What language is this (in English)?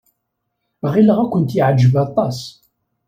Kabyle